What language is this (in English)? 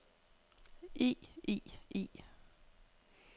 Danish